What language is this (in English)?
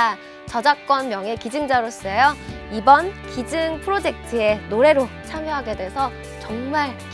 Korean